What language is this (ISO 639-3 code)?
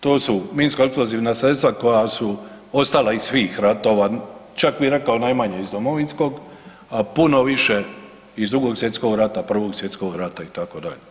hrv